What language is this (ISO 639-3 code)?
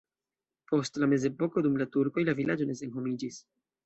epo